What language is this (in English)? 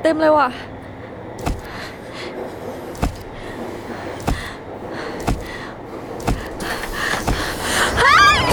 Thai